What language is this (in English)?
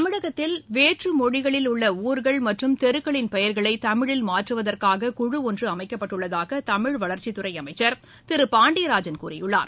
Tamil